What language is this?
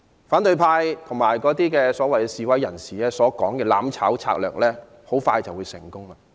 Cantonese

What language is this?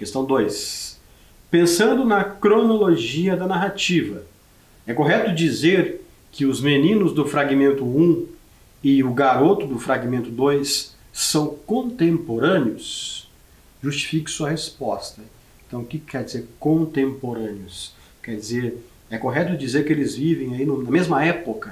Portuguese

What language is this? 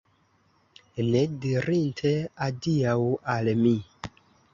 Esperanto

